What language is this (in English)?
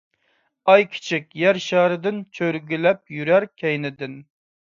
Uyghur